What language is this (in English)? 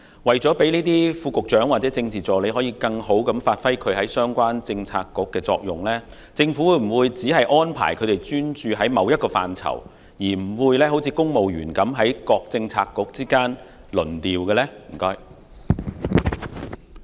Cantonese